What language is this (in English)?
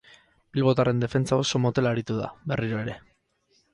Basque